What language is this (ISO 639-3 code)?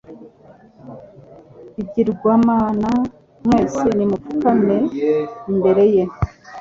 kin